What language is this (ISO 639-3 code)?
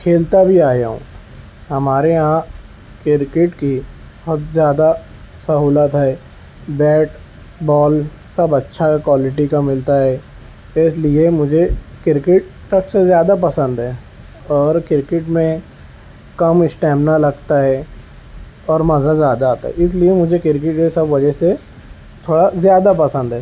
urd